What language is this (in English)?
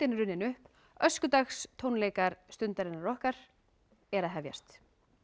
Icelandic